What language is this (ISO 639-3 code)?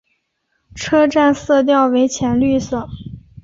zho